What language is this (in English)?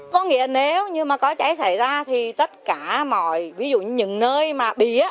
Vietnamese